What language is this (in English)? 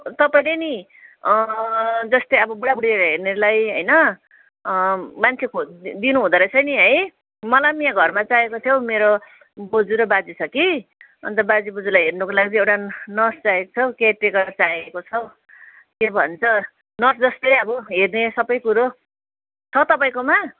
Nepali